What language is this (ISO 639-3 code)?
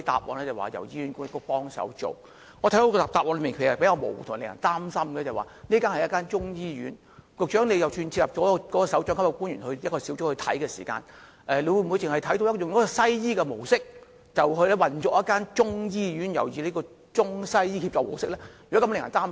yue